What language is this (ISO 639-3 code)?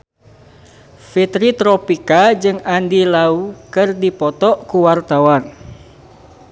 sun